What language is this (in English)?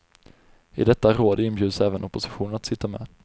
Swedish